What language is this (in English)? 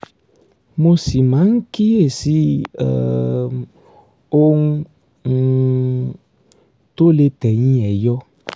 Yoruba